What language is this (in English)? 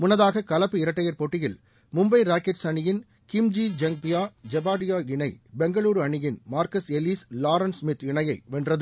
Tamil